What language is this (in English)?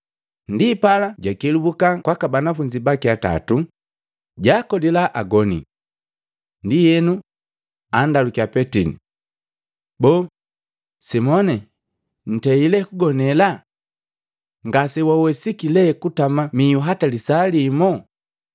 Matengo